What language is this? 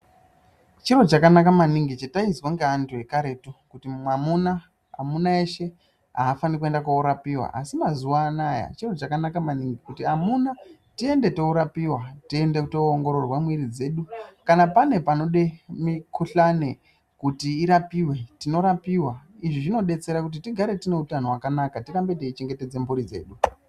Ndau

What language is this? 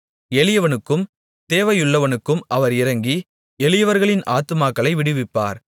Tamil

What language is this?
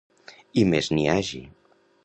Catalan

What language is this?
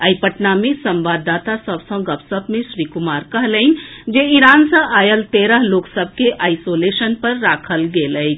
Maithili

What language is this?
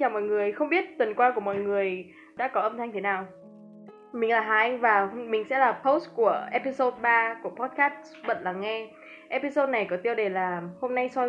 Vietnamese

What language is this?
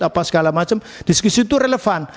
Indonesian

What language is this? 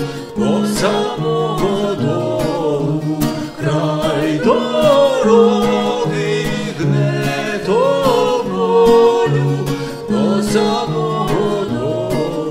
Ukrainian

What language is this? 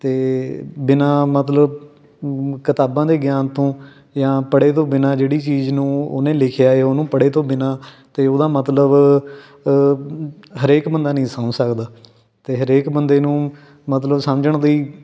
Punjabi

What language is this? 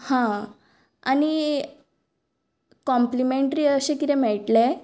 Konkani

